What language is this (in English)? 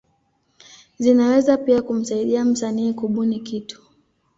Swahili